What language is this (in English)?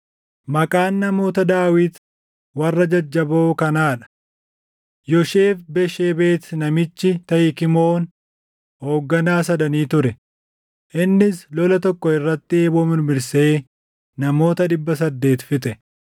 Oromo